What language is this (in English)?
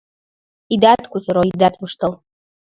Mari